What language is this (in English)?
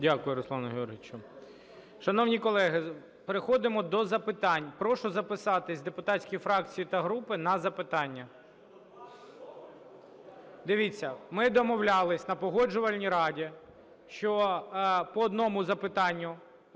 Ukrainian